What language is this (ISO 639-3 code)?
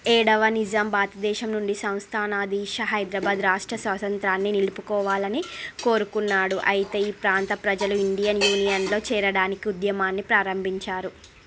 tel